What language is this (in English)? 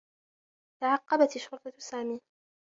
Arabic